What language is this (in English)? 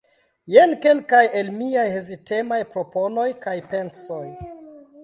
Esperanto